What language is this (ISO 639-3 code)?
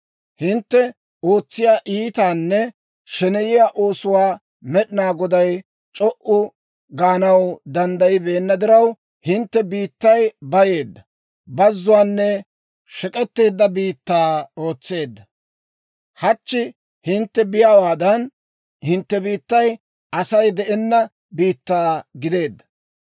dwr